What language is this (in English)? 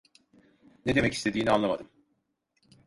Turkish